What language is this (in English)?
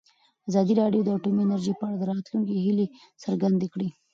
Pashto